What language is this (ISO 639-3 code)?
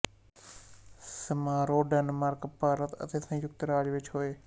pan